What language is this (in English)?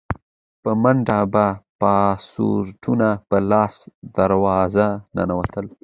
Pashto